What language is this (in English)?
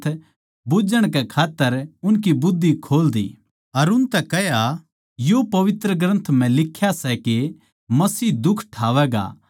Haryanvi